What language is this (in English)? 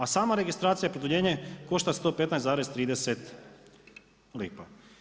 Croatian